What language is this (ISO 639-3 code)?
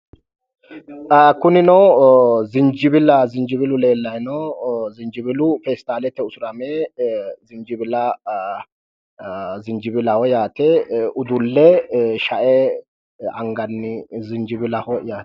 sid